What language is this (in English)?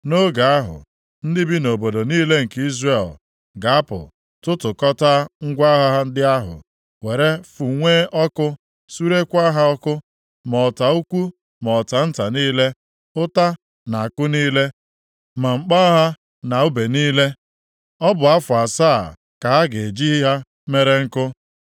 Igbo